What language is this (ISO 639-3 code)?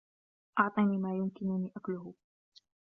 ara